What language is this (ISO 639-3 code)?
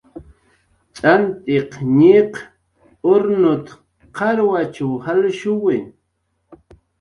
jqr